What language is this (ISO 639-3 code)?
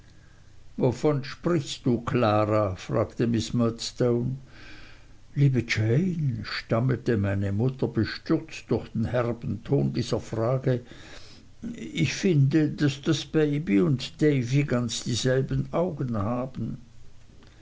deu